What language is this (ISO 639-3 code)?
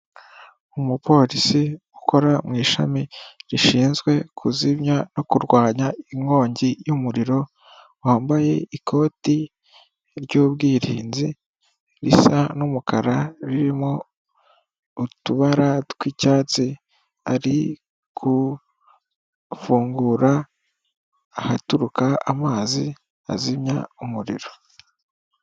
kin